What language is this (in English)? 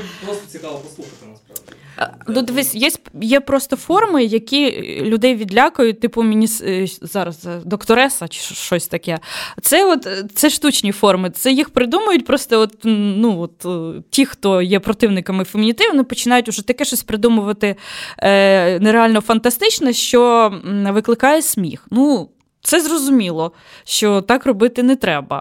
Ukrainian